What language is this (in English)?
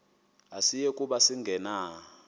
Xhosa